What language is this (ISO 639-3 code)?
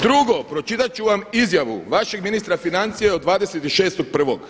hrv